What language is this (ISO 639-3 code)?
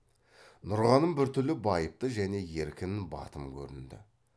kaz